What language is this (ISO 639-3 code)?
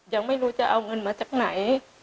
tha